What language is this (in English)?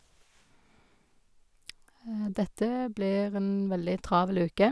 Norwegian